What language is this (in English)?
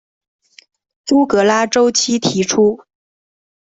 Chinese